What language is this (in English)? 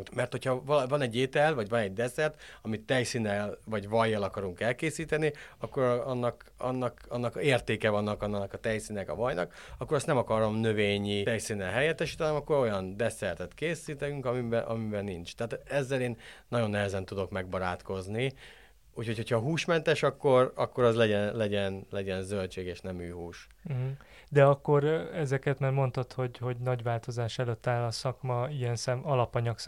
Hungarian